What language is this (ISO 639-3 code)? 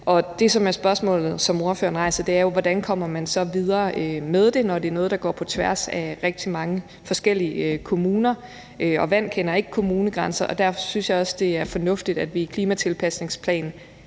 dan